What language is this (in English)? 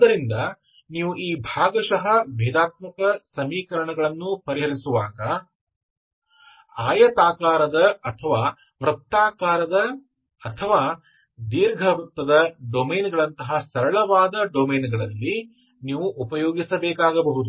Kannada